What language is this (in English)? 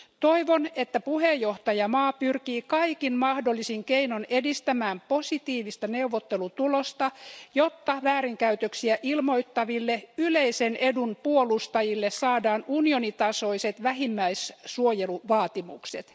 Finnish